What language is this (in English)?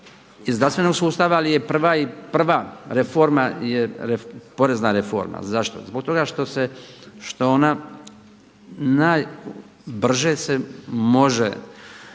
Croatian